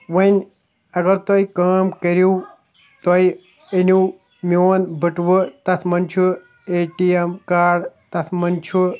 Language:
Kashmiri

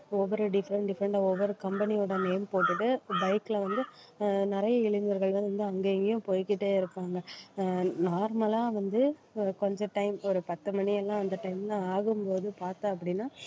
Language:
Tamil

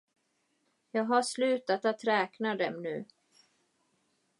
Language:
Swedish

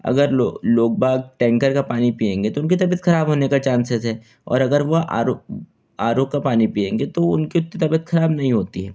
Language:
Hindi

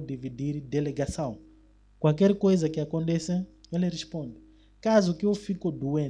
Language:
Portuguese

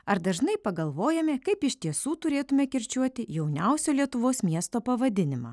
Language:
Lithuanian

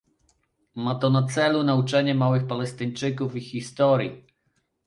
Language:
Polish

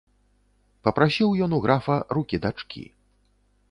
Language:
Belarusian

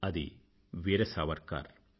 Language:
Telugu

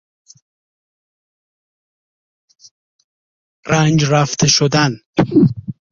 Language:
Persian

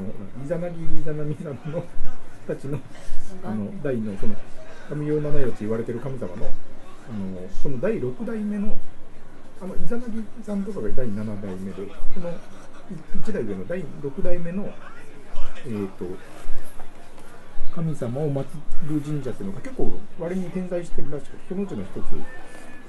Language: Japanese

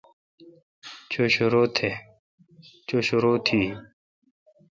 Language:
Kalkoti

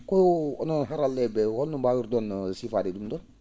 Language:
Fula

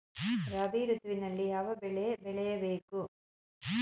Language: Kannada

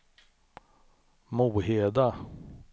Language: Swedish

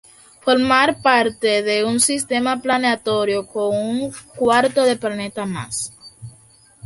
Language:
Spanish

